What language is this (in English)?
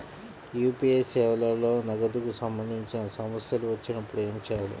Telugu